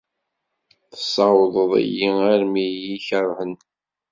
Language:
Kabyle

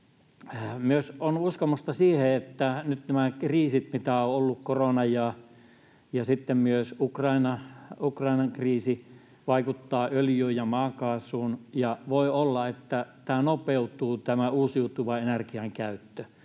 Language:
Finnish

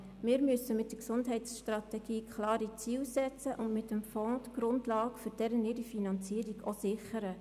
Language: Swiss German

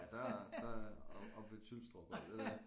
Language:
Danish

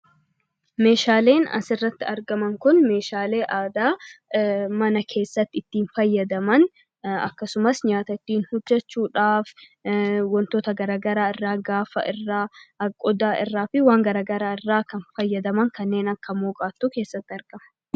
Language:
Oromo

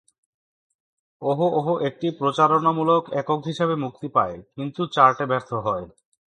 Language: Bangla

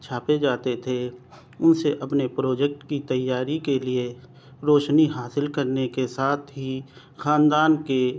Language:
Urdu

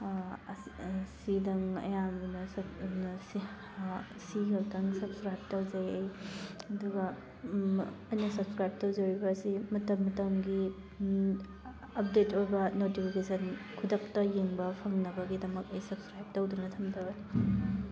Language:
Manipuri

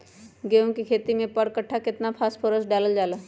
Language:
Magahi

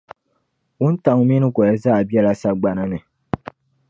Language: Dagbani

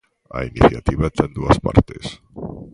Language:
Galician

